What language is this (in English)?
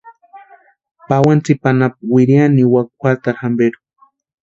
Western Highland Purepecha